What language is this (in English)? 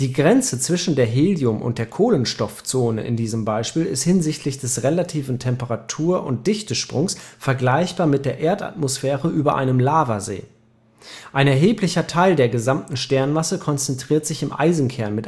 German